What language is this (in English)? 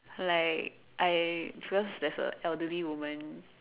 English